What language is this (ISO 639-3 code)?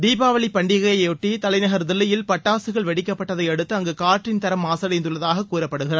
tam